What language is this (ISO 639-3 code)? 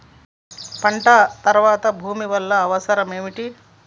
tel